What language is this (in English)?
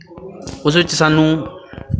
Punjabi